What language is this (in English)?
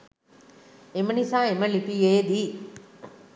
Sinhala